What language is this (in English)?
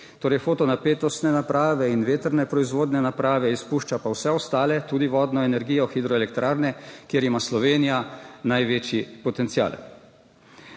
Slovenian